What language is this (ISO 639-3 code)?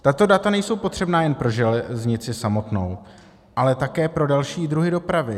ces